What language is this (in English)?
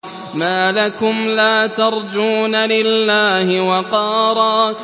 Arabic